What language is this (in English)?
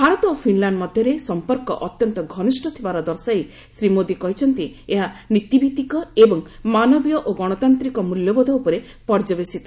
Odia